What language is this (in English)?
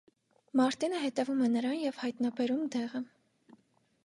Armenian